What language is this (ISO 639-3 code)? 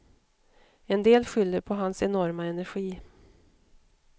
swe